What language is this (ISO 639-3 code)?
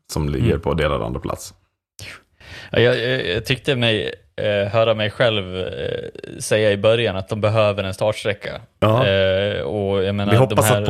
swe